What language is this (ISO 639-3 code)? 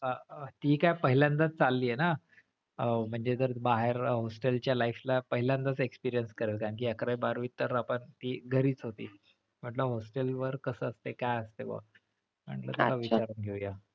mar